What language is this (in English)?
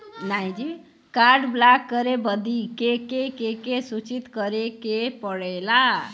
Bhojpuri